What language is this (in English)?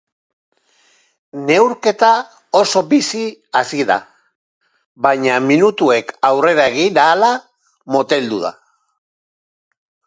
Basque